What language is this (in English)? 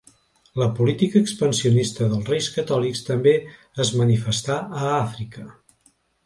Catalan